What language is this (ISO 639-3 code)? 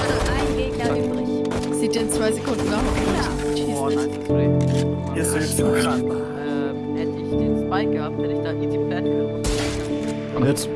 deu